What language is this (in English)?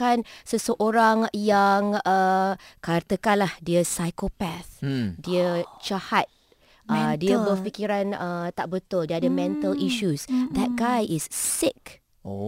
Malay